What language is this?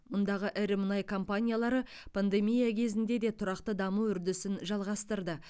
Kazakh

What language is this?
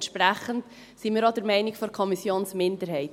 Swiss German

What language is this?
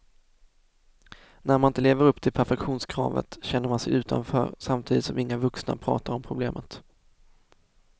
Swedish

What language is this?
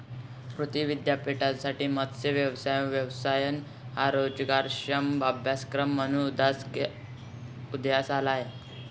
Marathi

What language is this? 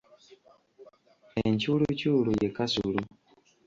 Ganda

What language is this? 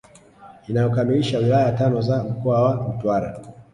Swahili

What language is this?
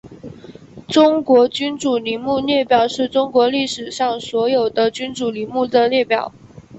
Chinese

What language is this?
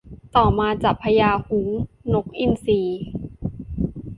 Thai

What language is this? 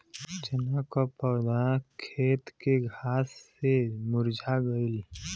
Bhojpuri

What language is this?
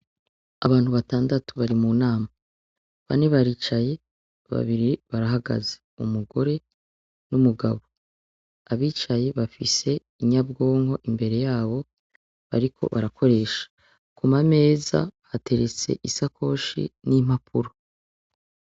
Rundi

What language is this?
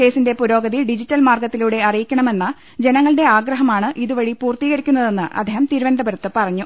Malayalam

